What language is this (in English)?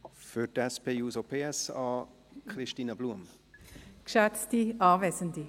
Swiss German